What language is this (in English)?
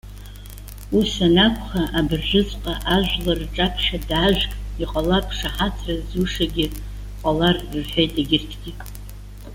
Abkhazian